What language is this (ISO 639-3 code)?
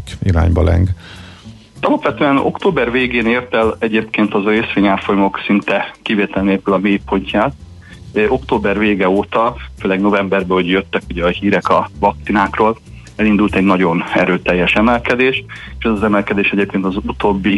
hun